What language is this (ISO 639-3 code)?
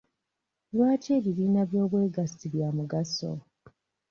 lug